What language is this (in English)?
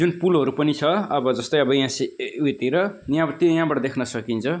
Nepali